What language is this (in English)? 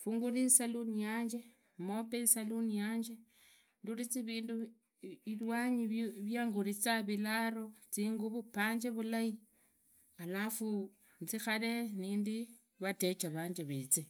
Idakho-Isukha-Tiriki